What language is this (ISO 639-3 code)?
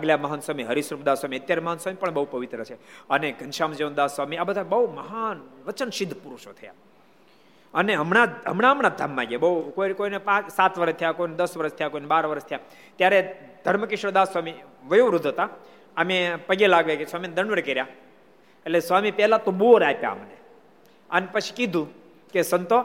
guj